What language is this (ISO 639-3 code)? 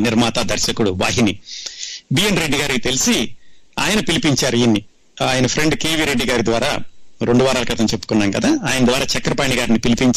tel